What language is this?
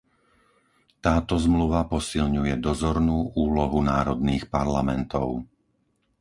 Slovak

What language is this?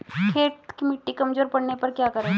Hindi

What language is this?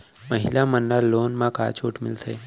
Chhattisgarhi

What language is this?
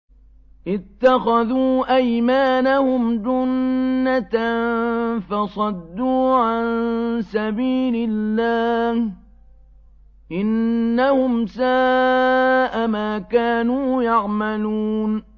Arabic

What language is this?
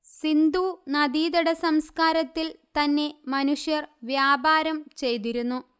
Malayalam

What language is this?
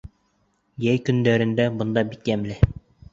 Bashkir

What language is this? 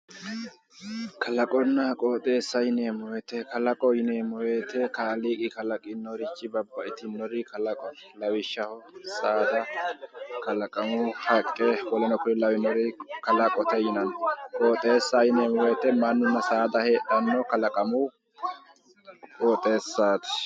Sidamo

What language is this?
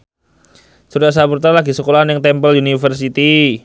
Javanese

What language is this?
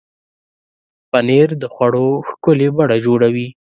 Pashto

